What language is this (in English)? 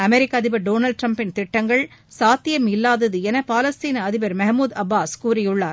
Tamil